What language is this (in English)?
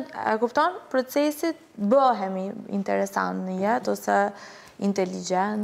Romanian